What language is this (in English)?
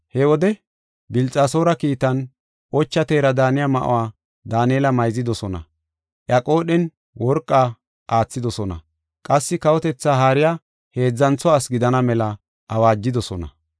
Gofa